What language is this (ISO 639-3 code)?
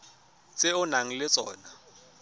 tsn